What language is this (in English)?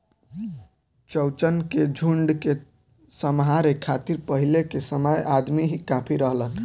Bhojpuri